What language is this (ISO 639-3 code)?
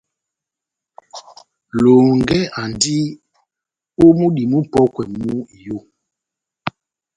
bnm